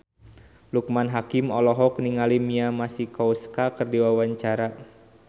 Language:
Sundanese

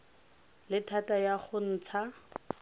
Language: Tswana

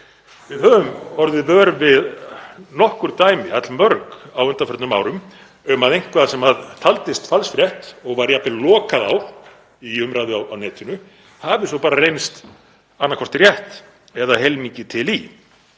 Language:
Icelandic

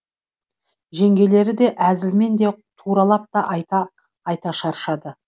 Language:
Kazakh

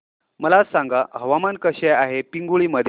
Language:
Marathi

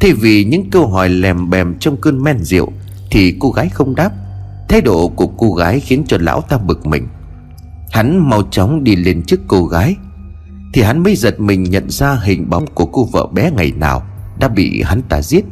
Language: Vietnamese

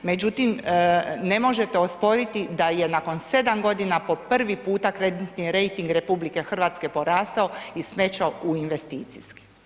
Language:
Croatian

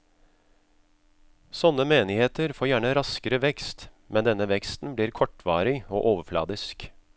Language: Norwegian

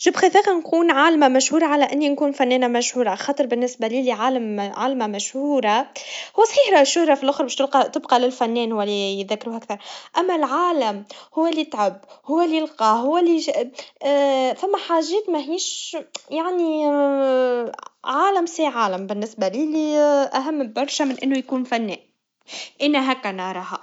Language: Tunisian Arabic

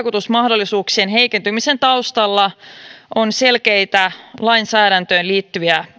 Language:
Finnish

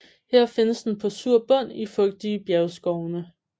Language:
Danish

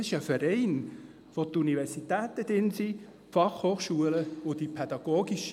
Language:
Swiss German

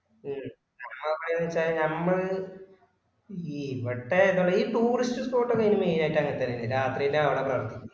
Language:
Malayalam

